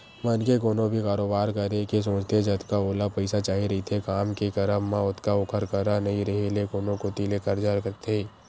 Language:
Chhattisgarhi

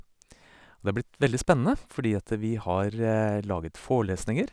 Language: Norwegian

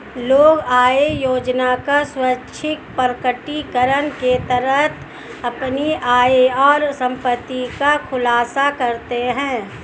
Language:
Hindi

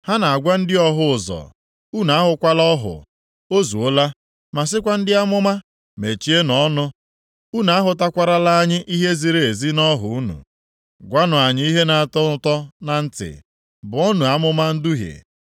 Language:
Igbo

